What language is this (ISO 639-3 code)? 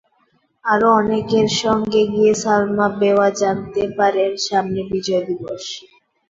ben